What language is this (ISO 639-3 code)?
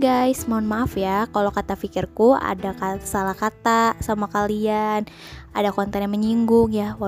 ind